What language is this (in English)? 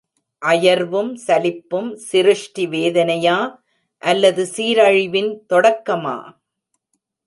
Tamil